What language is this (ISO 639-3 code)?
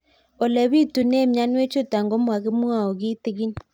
kln